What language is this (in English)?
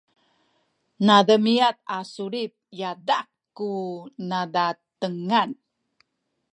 Sakizaya